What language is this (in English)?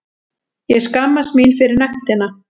Icelandic